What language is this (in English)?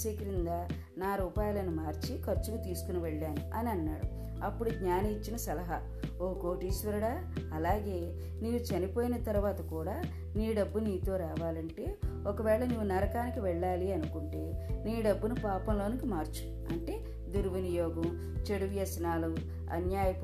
Telugu